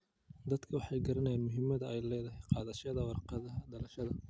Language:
Somali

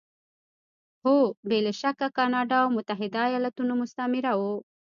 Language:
Pashto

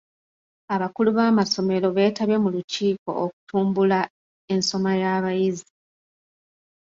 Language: Ganda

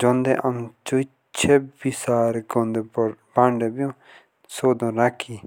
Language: Jaunsari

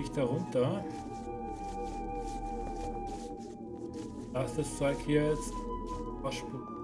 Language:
German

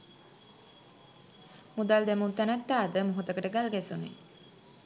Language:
Sinhala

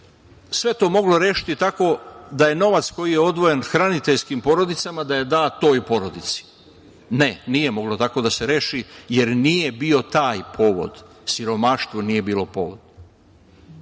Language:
Serbian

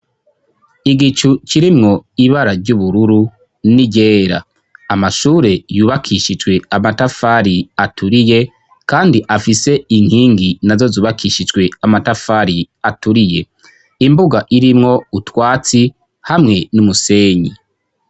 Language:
Rundi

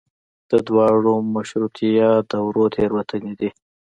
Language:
Pashto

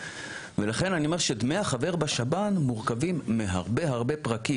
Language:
Hebrew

